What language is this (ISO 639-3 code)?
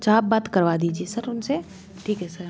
hin